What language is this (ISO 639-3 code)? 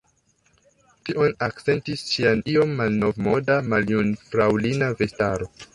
epo